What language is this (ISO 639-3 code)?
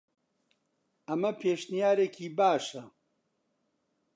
ckb